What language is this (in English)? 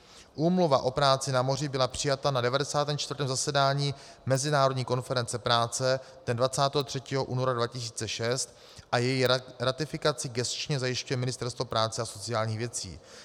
Czech